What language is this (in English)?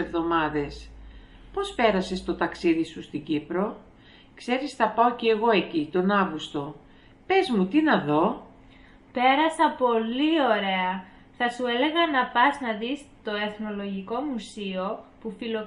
Greek